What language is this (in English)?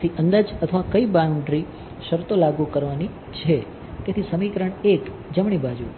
Gujarati